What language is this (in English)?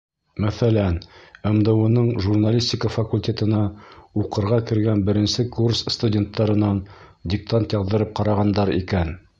Bashkir